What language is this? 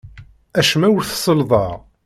Kabyle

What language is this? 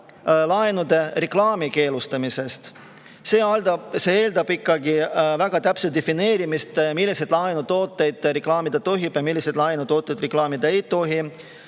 Estonian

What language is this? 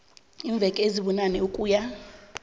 South Ndebele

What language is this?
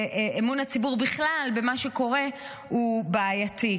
Hebrew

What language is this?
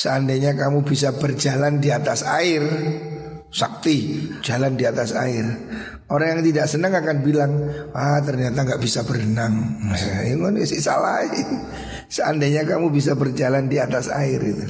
Indonesian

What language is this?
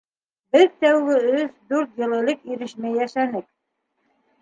Bashkir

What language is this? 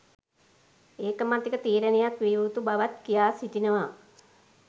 Sinhala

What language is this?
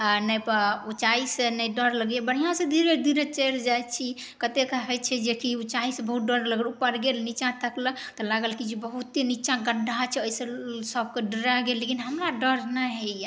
Maithili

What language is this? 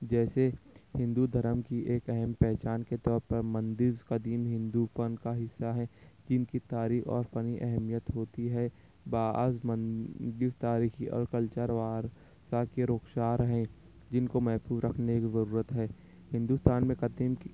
Urdu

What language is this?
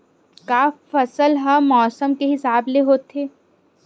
Chhattisgarhi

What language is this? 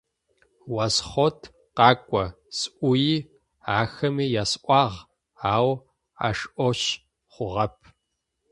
Adyghe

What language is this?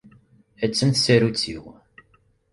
Kabyle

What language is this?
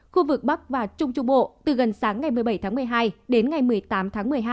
Vietnamese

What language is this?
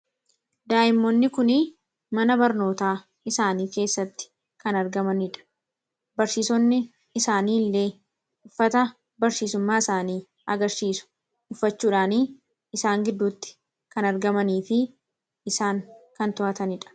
Oromo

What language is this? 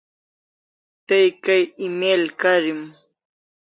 Kalasha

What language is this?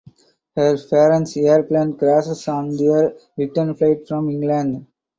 English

